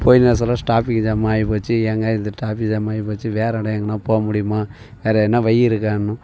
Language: Tamil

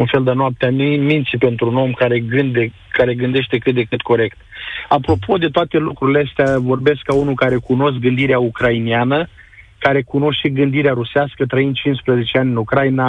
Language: Romanian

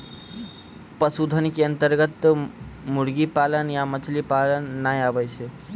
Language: Maithili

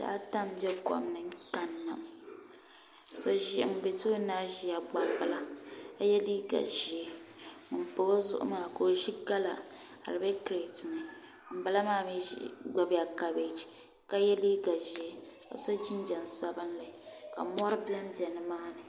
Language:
Dagbani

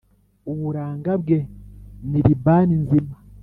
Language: Kinyarwanda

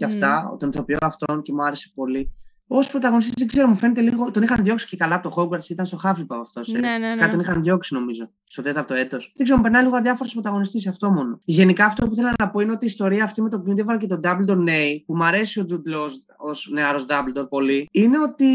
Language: Greek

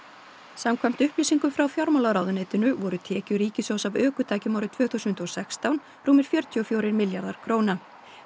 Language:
Icelandic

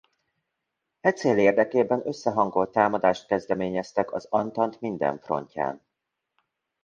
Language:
Hungarian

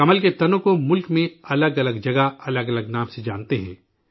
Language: Urdu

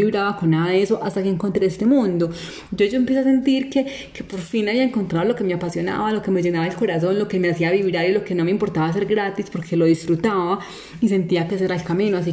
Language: Spanish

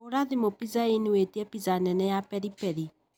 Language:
Kikuyu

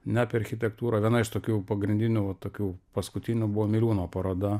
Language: Lithuanian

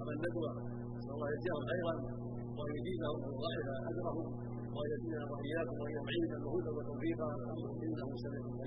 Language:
Arabic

